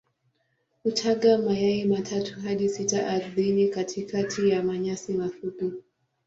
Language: Swahili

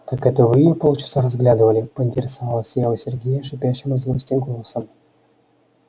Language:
Russian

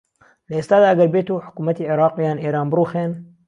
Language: Central Kurdish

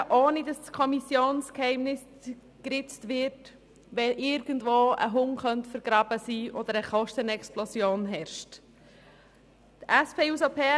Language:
Swiss German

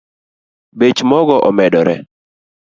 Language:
Luo (Kenya and Tanzania)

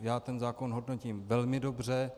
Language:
Czech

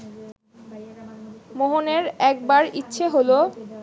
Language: Bangla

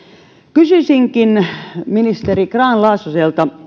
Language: Finnish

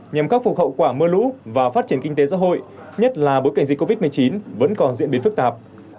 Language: Vietnamese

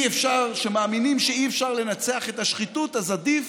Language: Hebrew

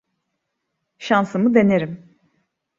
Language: Turkish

